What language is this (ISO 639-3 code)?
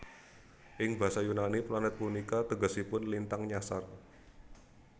jav